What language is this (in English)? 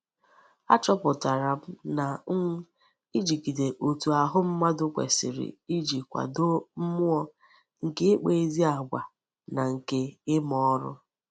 Igbo